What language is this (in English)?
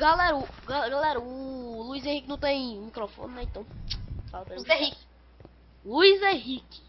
Portuguese